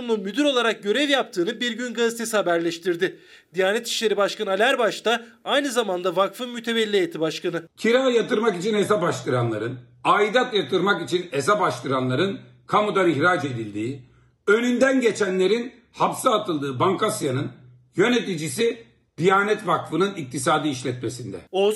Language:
Turkish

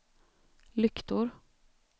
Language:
Swedish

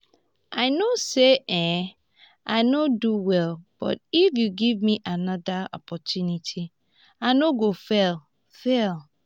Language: Nigerian Pidgin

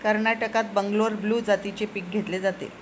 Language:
Marathi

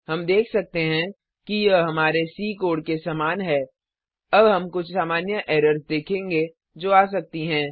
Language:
Hindi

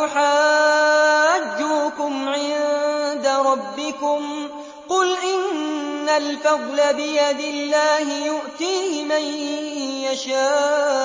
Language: Arabic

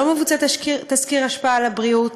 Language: Hebrew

